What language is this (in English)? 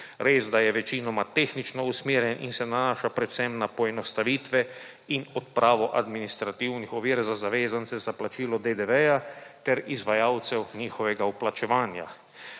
Slovenian